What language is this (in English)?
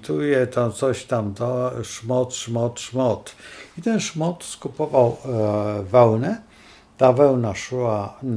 Polish